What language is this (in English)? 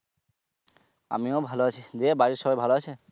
Bangla